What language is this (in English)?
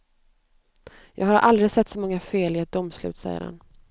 Swedish